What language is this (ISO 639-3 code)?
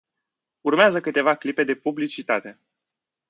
ron